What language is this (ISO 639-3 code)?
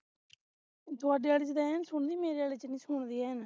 pan